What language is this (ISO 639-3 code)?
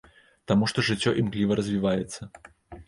bel